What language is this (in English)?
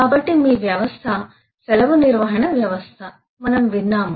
Telugu